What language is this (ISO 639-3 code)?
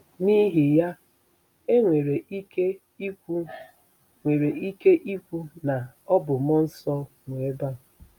ibo